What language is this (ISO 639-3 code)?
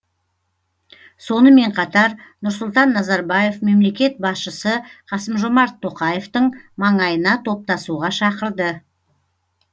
kaz